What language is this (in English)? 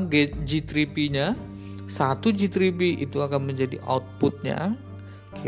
Indonesian